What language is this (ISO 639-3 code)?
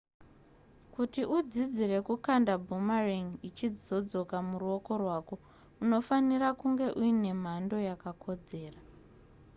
sna